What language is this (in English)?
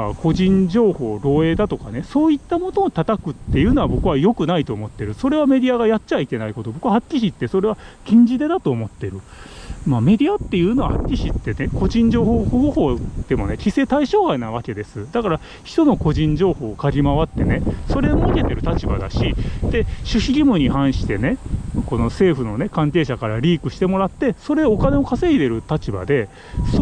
Japanese